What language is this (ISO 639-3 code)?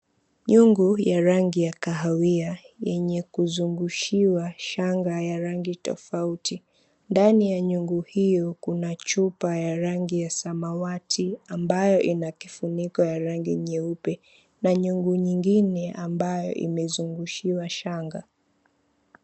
swa